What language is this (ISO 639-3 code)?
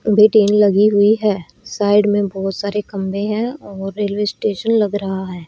hin